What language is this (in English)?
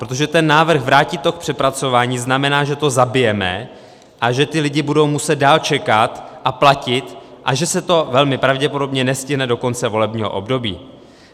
Czech